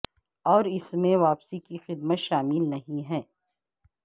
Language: Urdu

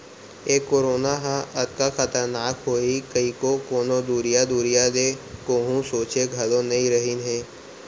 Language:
Chhattisgarhi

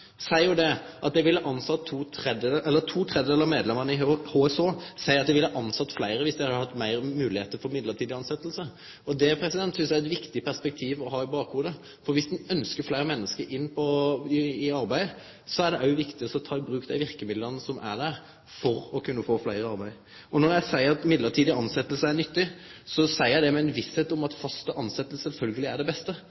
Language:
Norwegian Nynorsk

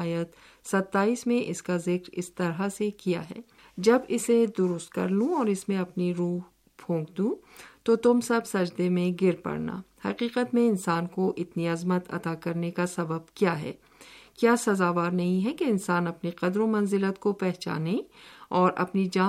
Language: Urdu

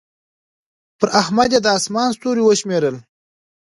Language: Pashto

